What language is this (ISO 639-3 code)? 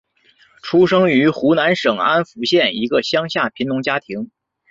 zho